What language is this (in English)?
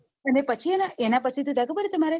Gujarati